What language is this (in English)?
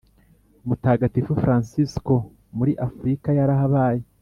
Kinyarwanda